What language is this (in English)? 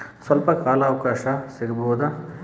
Kannada